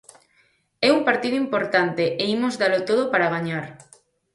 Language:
Galician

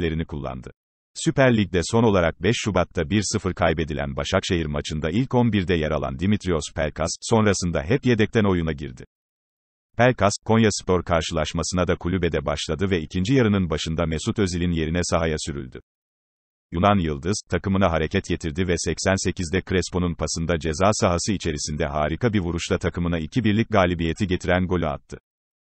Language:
Turkish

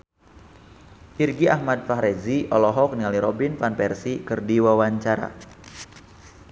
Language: Sundanese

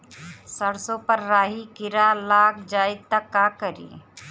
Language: Bhojpuri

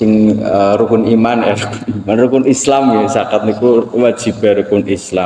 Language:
Indonesian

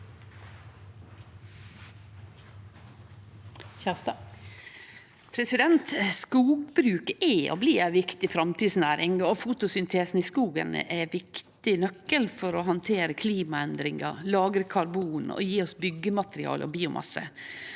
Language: Norwegian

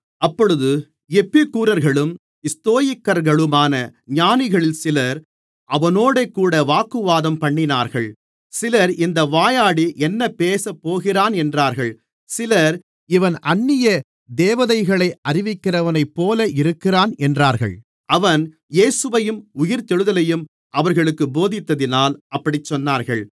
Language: Tamil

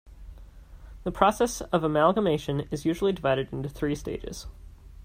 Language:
English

